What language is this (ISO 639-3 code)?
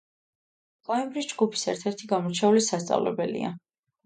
kat